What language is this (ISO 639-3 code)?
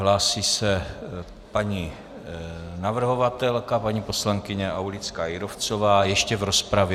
ces